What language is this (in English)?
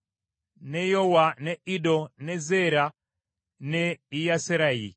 Ganda